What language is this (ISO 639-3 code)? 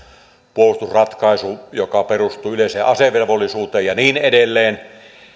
fin